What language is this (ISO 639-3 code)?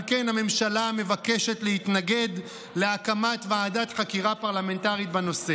heb